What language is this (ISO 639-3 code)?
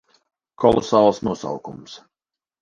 lav